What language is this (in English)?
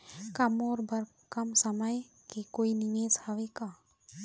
Chhattisgarhi